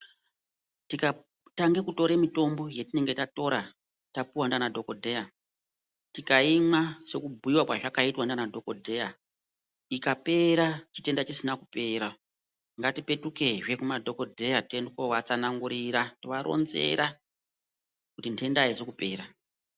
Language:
Ndau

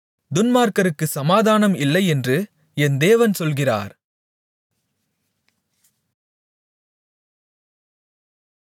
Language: Tamil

